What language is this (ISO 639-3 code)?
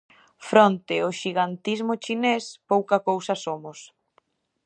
glg